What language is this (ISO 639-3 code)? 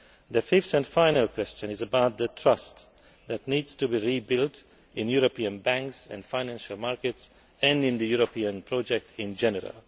eng